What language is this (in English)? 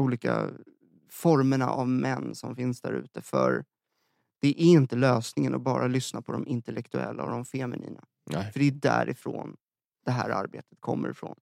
Swedish